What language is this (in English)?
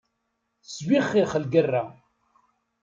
Kabyle